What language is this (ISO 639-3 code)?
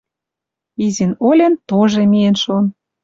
mrj